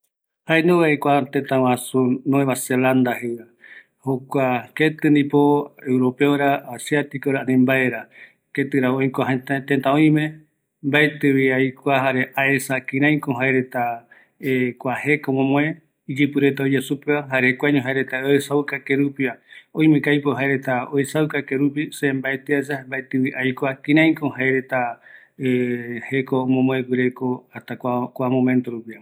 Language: Eastern Bolivian Guaraní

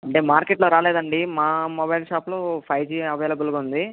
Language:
Telugu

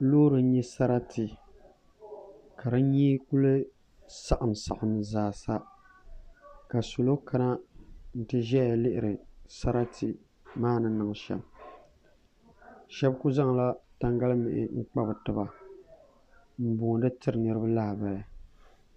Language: Dagbani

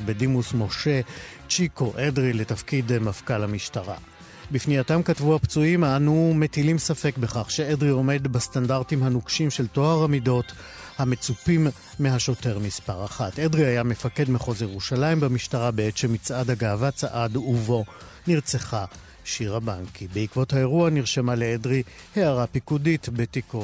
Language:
Hebrew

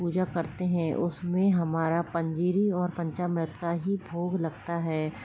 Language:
Hindi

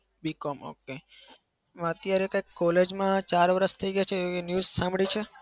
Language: Gujarati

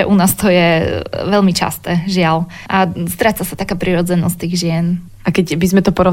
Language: Slovak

